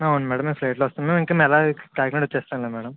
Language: Telugu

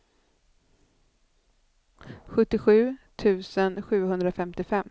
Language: Swedish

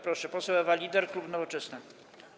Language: Polish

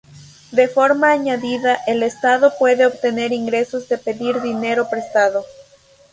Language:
Spanish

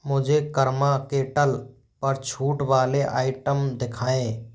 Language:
Hindi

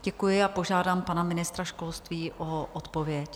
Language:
Czech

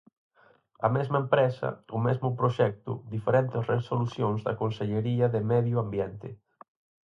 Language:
Galician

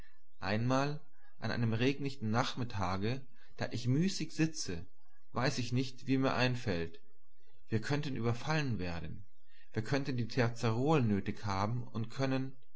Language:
German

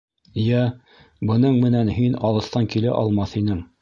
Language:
Bashkir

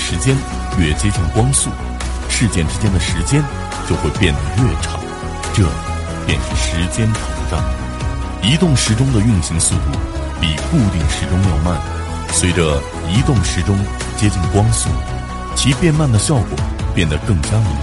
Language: Chinese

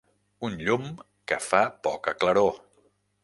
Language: Catalan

